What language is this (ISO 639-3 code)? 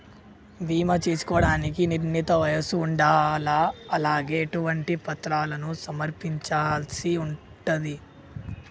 tel